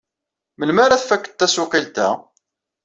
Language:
Kabyle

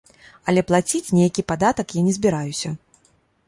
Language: Belarusian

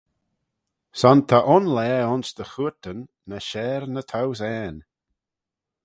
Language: Manx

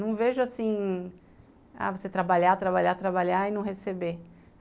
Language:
Portuguese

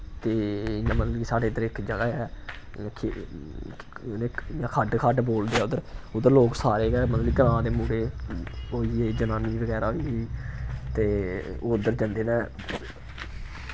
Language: Dogri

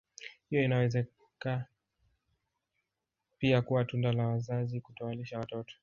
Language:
Swahili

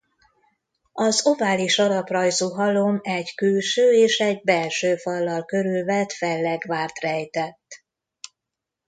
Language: Hungarian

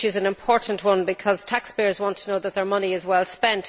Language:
English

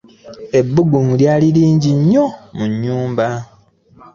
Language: Ganda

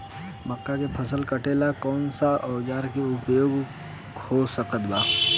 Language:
Bhojpuri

